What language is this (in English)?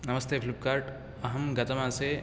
Sanskrit